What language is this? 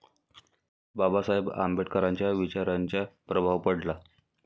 Marathi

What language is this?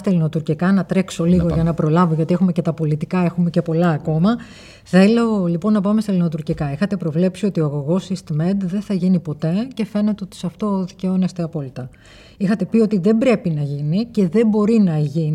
Greek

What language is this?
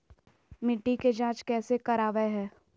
Magahi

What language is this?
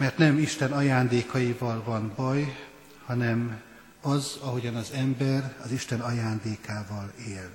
Hungarian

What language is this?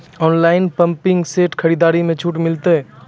Maithili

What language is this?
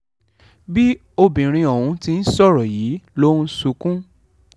Yoruba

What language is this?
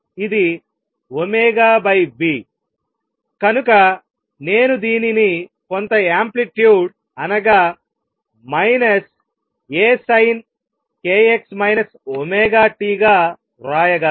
Telugu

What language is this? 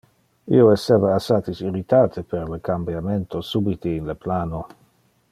Interlingua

